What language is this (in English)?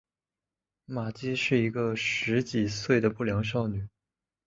Chinese